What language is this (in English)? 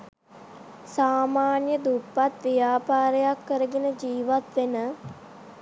Sinhala